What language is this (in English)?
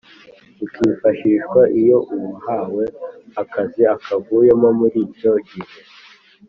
Kinyarwanda